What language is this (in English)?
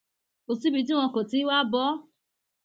Yoruba